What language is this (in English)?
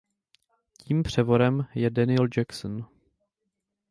Czech